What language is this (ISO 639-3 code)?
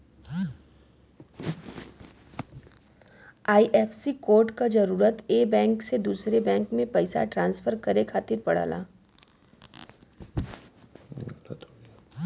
bho